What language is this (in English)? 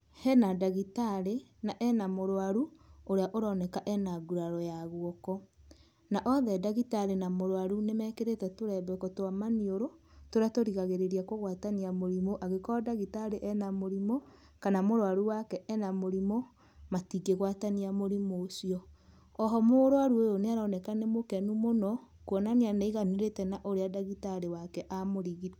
Kikuyu